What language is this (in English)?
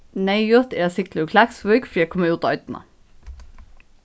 Faroese